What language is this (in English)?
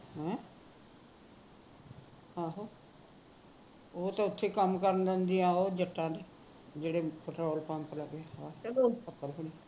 Punjabi